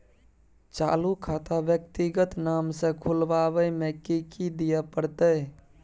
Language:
Maithili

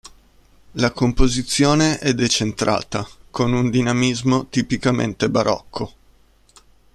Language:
Italian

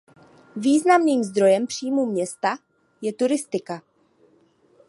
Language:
Czech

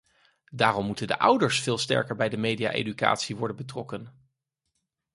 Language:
Dutch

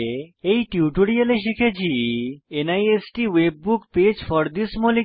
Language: Bangla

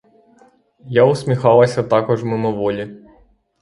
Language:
Ukrainian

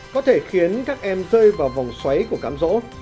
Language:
Vietnamese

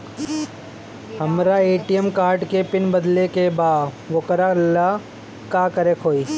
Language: Bhojpuri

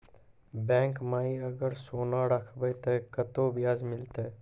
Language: Maithili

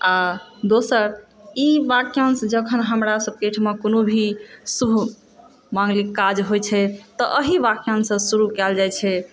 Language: Maithili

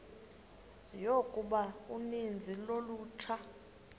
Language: Xhosa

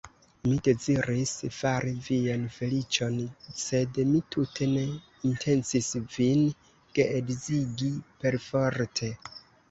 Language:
Esperanto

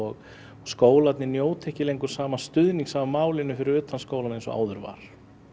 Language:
Icelandic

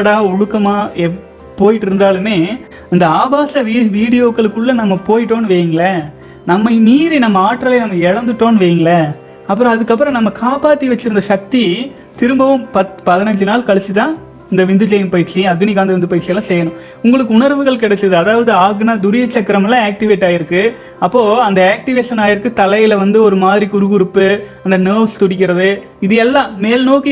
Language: Tamil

